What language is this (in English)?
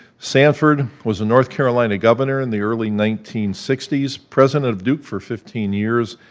English